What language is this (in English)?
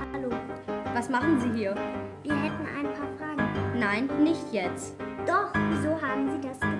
German